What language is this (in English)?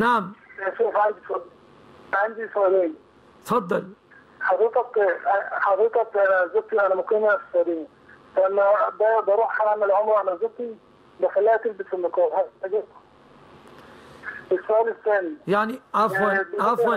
Arabic